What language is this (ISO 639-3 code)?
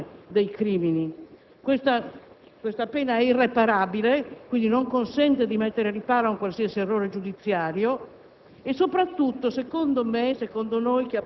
ita